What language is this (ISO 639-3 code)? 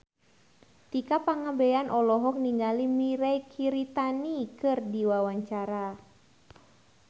sun